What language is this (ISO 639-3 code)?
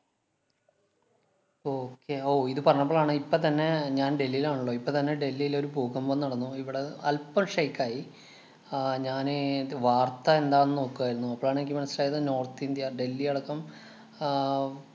mal